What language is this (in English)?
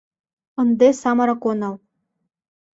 Mari